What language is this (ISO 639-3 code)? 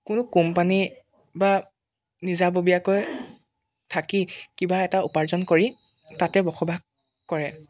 asm